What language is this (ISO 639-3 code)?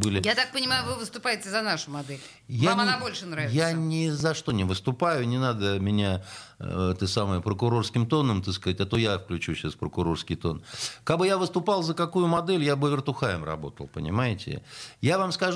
rus